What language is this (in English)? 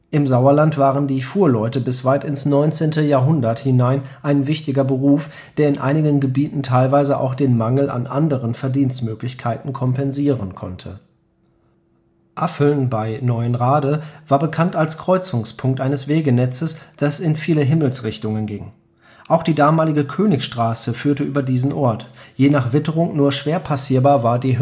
German